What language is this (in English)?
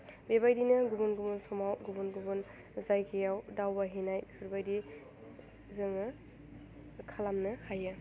Bodo